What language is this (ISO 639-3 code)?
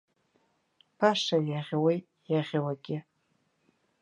abk